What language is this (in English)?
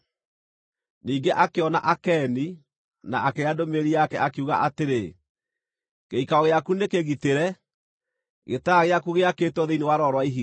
Kikuyu